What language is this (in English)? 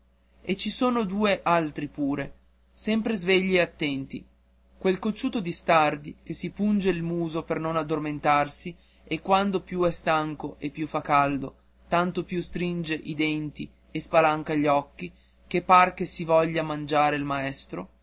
Italian